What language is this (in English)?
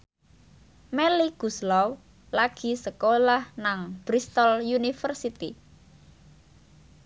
Javanese